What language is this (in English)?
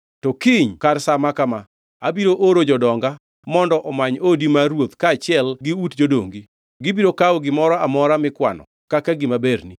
Luo (Kenya and Tanzania)